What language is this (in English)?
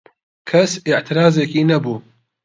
Central Kurdish